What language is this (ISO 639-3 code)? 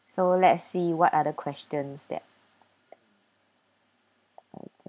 eng